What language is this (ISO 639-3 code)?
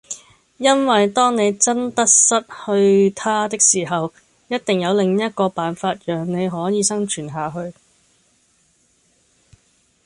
yue